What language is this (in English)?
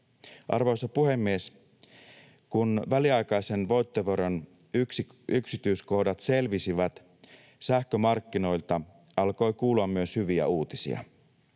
Finnish